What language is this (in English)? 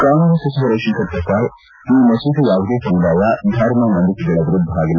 Kannada